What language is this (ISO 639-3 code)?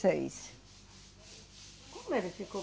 por